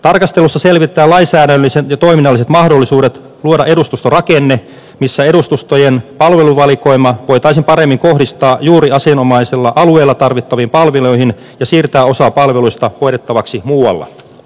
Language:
Finnish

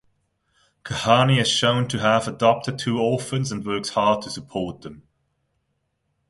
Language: English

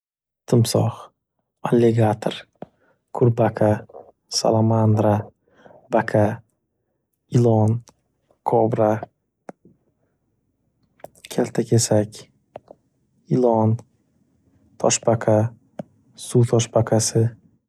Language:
Uzbek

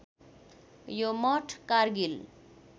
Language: Nepali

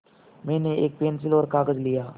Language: Hindi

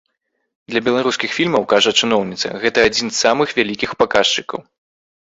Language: Belarusian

